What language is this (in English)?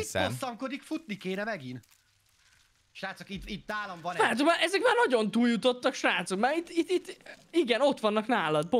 Hungarian